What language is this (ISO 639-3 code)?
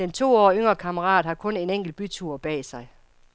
dan